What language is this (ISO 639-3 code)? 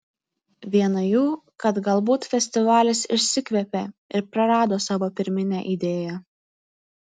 lit